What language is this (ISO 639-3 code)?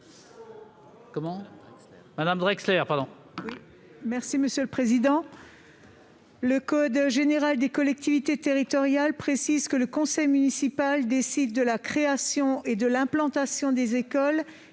fra